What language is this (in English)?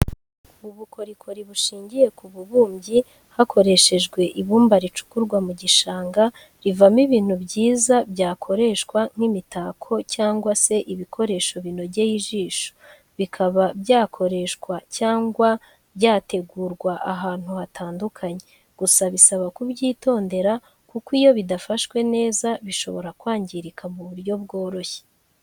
Kinyarwanda